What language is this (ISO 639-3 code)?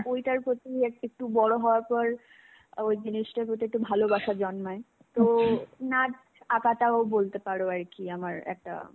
ben